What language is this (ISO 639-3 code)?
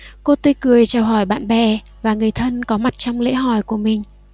vie